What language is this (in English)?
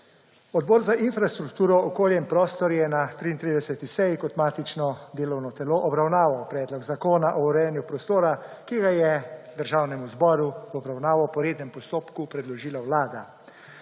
Slovenian